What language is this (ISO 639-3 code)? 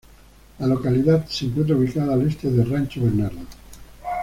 spa